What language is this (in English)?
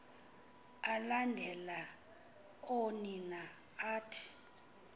Xhosa